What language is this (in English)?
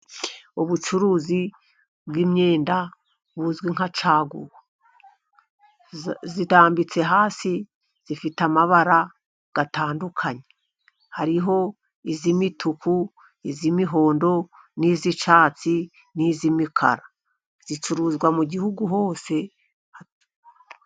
Kinyarwanda